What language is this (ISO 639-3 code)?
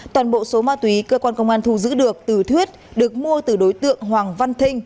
vie